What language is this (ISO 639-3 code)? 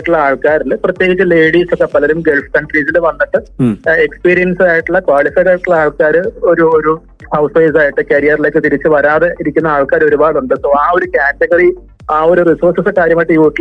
mal